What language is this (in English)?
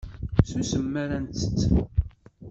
Kabyle